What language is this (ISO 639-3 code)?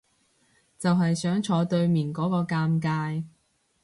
yue